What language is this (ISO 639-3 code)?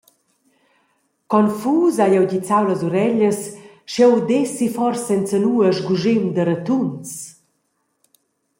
roh